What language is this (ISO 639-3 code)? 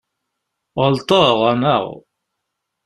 kab